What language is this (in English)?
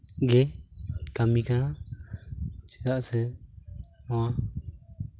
Santali